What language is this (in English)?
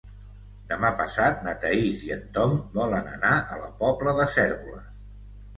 Catalan